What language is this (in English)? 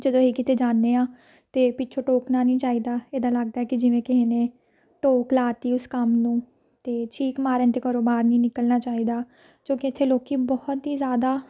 Punjabi